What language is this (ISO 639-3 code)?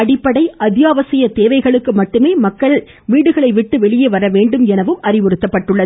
tam